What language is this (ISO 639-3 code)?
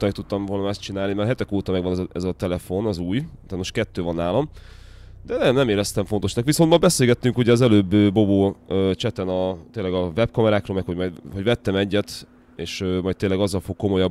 hun